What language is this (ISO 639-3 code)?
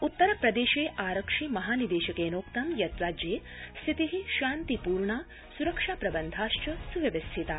san